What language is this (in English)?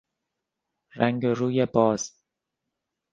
Persian